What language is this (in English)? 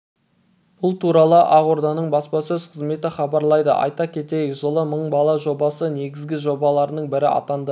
Kazakh